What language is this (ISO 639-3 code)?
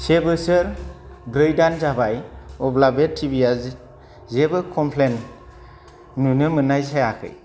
brx